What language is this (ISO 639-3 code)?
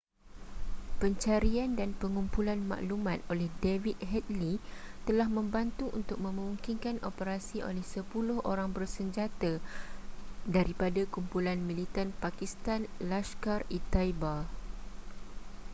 msa